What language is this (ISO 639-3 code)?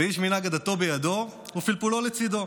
heb